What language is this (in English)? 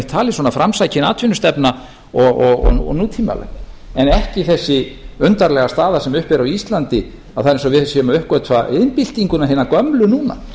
Icelandic